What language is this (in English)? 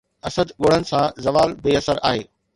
Sindhi